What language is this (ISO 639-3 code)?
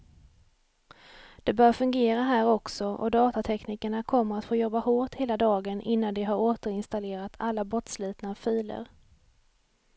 swe